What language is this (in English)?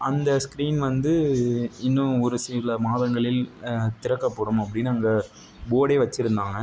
Tamil